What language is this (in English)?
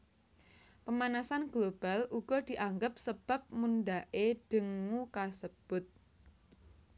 Javanese